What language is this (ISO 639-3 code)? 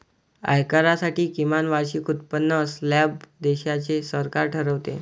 mar